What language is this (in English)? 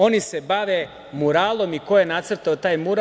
Serbian